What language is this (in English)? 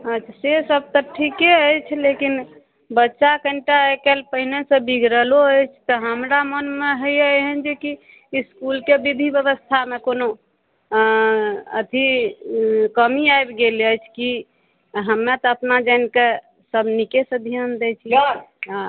Maithili